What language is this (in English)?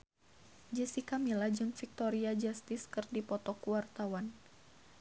Sundanese